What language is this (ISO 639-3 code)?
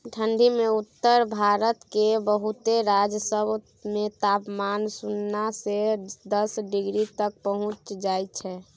mai